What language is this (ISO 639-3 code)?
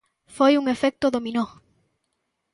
glg